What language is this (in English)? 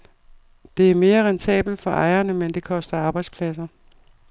Danish